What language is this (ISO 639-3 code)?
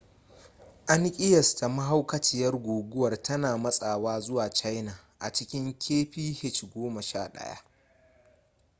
hau